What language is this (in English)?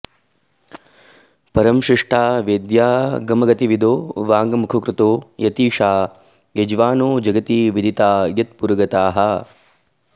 Sanskrit